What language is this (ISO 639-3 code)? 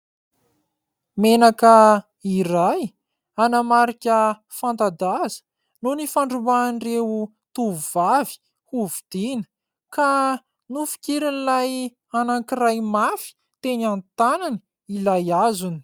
mlg